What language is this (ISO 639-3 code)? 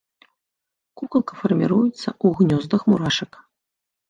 bel